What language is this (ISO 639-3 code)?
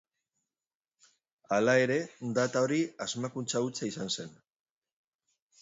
eus